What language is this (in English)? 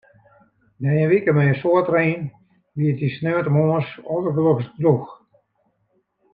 Western Frisian